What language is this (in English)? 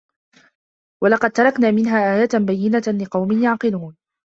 Arabic